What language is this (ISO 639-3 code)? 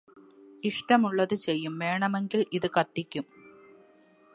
mal